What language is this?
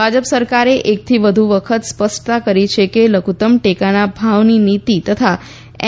Gujarati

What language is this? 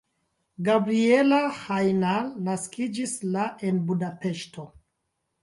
Esperanto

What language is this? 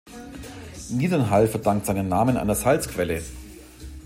German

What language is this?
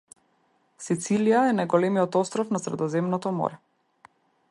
Macedonian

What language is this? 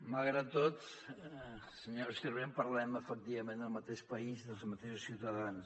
Catalan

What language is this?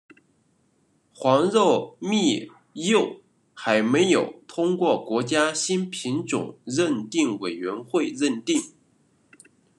Chinese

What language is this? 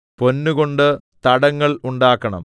Malayalam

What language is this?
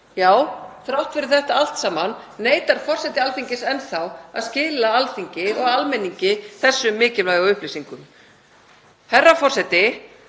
Icelandic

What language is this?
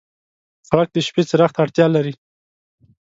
Pashto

